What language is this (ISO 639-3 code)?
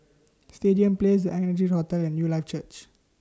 eng